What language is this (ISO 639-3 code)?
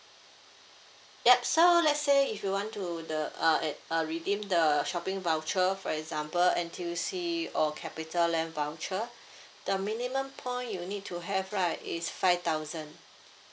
eng